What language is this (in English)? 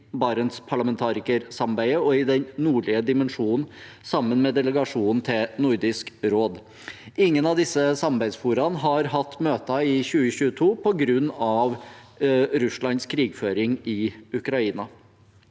Norwegian